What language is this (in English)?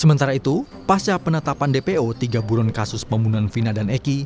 Indonesian